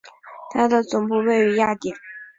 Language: Chinese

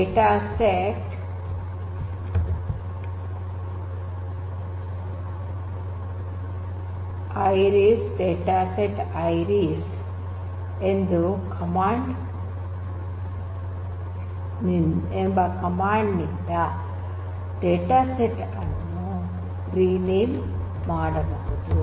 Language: Kannada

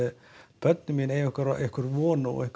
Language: Icelandic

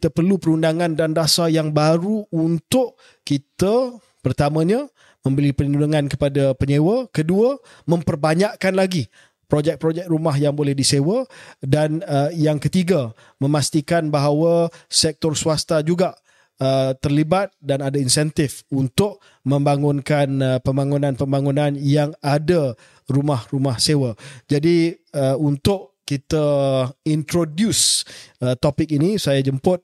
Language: Malay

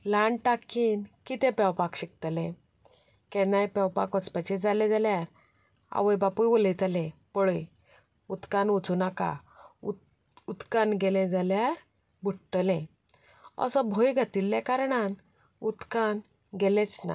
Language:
Konkani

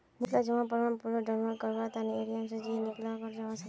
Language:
Magahi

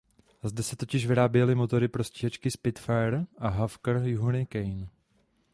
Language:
Czech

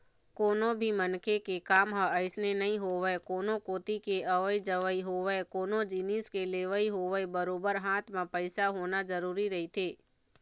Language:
Chhattisgarhi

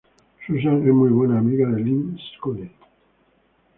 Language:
Spanish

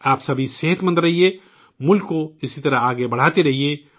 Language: Urdu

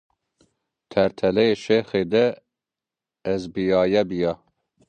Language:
Zaza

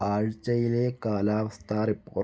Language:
Malayalam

